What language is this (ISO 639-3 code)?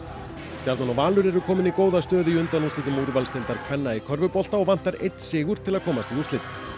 isl